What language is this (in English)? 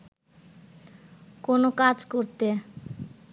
Bangla